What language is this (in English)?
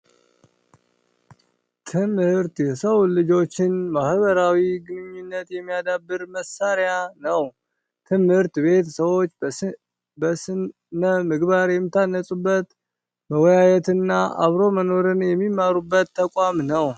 Amharic